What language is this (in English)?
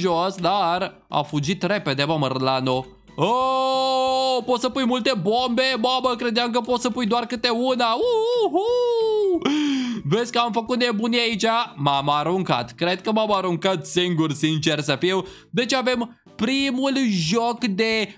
Romanian